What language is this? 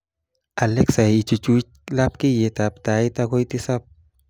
Kalenjin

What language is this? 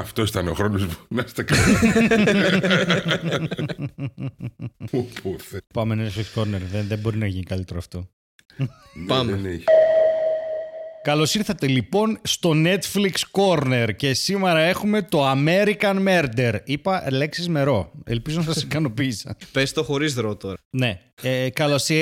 Greek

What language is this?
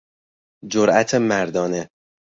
Persian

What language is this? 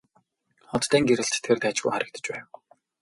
Mongolian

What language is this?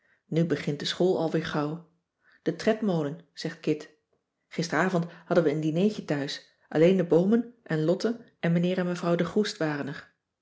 Dutch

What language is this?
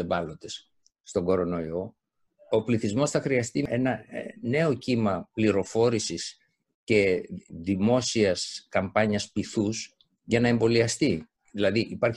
Greek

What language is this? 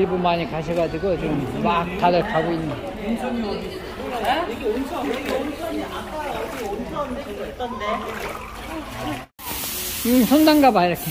Korean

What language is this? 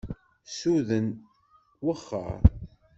Kabyle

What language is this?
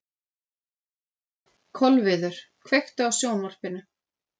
Icelandic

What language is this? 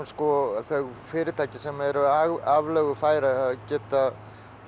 Icelandic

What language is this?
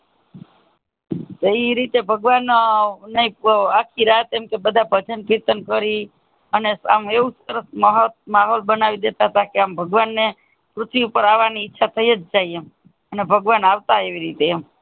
Gujarati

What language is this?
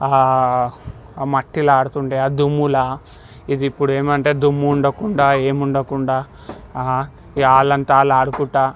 Telugu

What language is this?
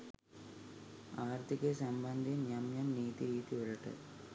Sinhala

